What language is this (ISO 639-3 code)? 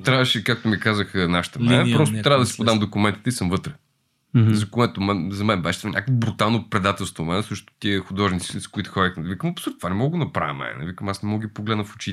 bul